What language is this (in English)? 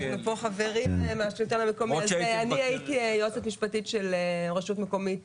Hebrew